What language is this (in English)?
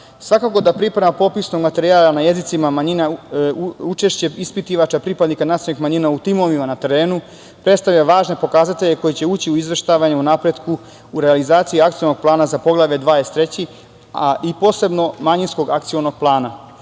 Serbian